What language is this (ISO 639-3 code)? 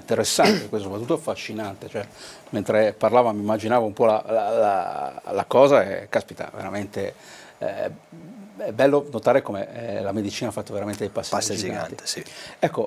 ita